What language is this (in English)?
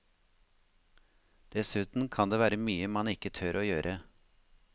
Norwegian